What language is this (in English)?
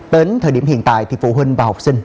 Vietnamese